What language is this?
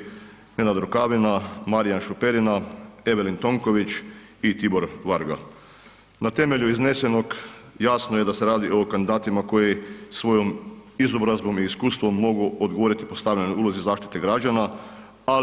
Croatian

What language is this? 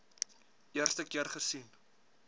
Afrikaans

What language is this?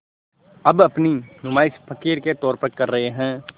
Hindi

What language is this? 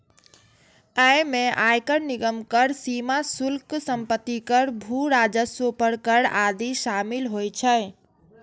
Maithili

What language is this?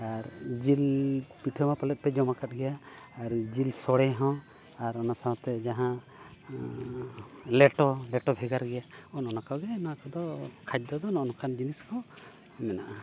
Santali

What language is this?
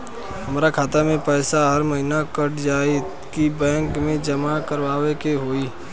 Bhojpuri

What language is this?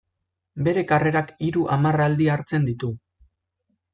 Basque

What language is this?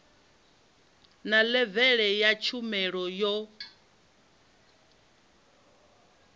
Venda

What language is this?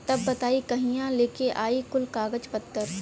Bhojpuri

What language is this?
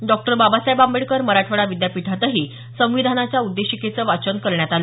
Marathi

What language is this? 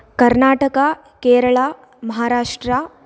Sanskrit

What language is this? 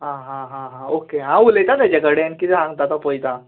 Konkani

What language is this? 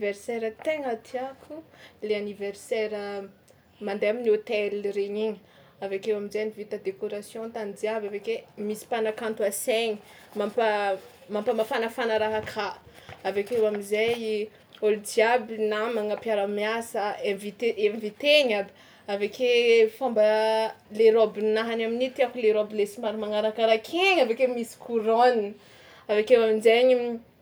Tsimihety Malagasy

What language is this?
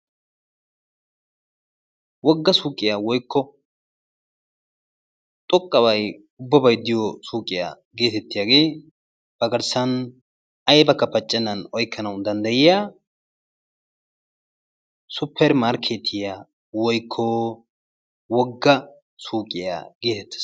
Wolaytta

